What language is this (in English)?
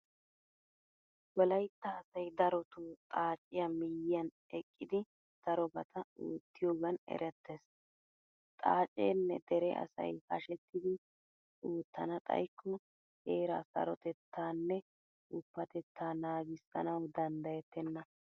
Wolaytta